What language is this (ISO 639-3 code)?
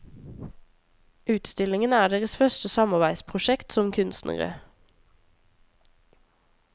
nor